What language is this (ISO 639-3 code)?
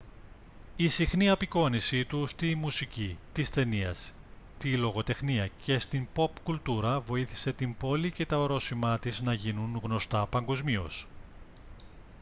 ell